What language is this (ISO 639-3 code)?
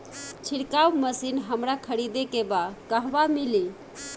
bho